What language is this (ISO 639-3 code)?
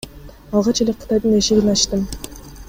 kir